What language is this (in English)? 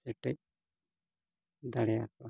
Santali